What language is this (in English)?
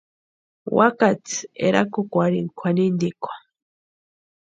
Western Highland Purepecha